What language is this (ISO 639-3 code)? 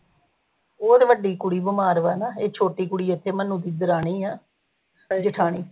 pan